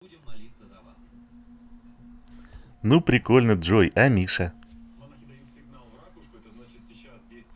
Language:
Russian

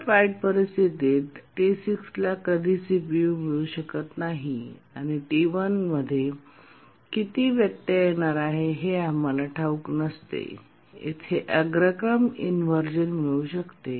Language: Marathi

